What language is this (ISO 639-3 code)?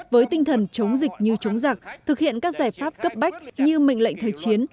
vie